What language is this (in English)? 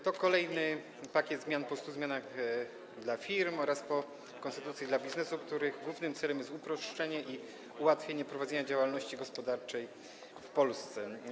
Polish